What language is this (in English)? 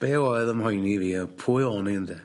Welsh